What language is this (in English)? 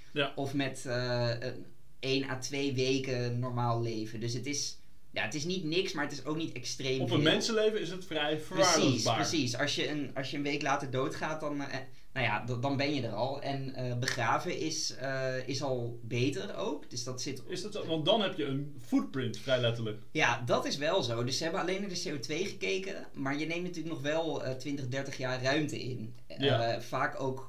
Dutch